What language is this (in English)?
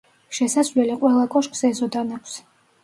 Georgian